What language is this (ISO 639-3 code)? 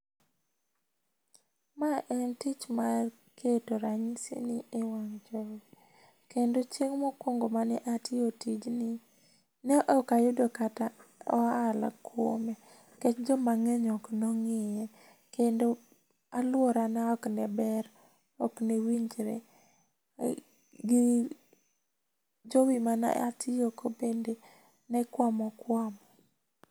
luo